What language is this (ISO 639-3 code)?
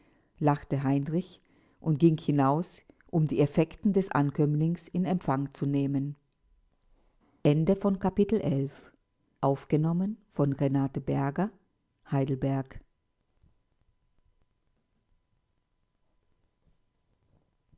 deu